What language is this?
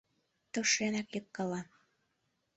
Mari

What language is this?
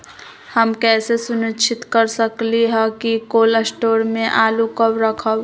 Magahi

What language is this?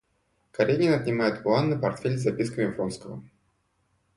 Russian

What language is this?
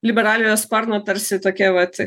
Lithuanian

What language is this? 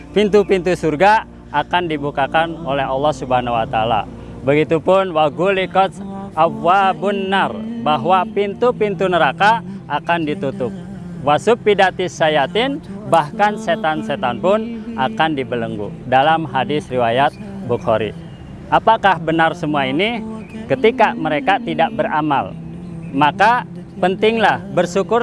Indonesian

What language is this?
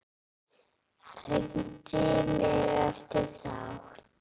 Icelandic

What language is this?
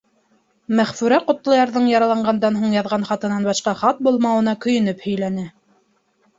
Bashkir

